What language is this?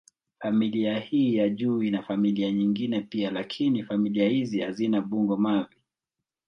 Swahili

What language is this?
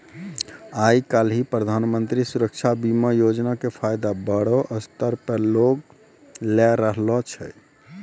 Maithili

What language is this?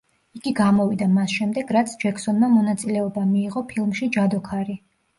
Georgian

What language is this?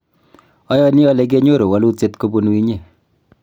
Kalenjin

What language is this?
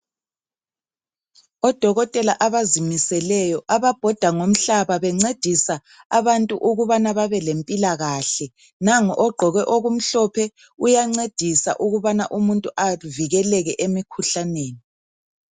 North Ndebele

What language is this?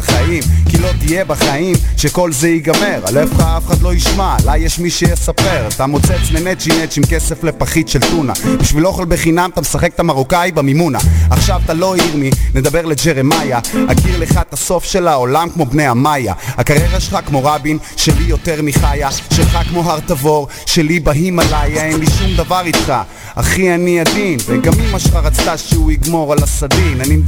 Hebrew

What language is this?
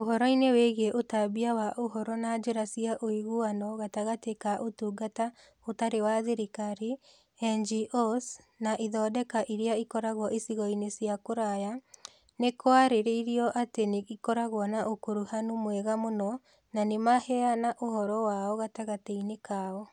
Kikuyu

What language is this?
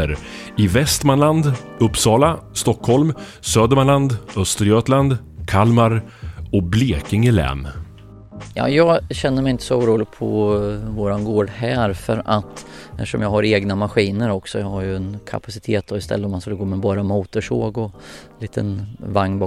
Swedish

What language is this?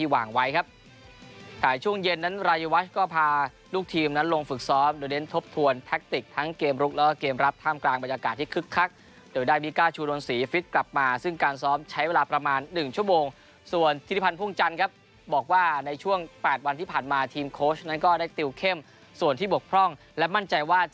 Thai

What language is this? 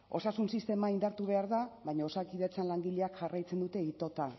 Basque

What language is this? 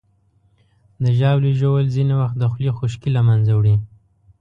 Pashto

